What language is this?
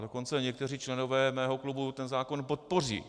Czech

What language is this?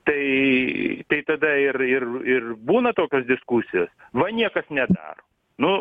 Lithuanian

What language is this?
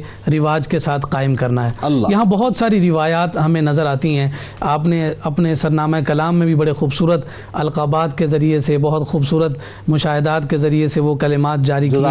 Urdu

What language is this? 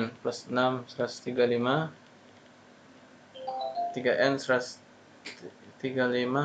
Indonesian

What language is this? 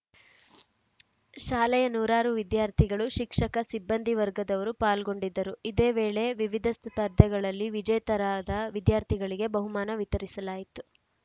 Kannada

